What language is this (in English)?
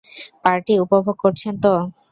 Bangla